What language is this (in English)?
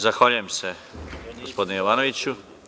Serbian